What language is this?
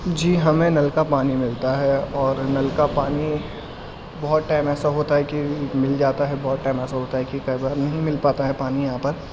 Urdu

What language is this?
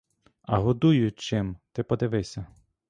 Ukrainian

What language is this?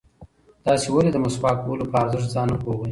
Pashto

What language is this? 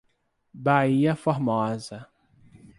Portuguese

